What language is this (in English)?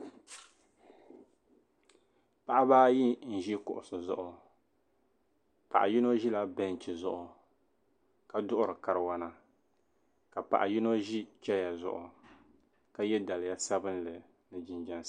Dagbani